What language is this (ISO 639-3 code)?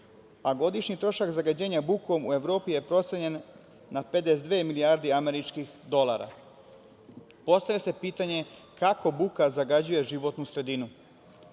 srp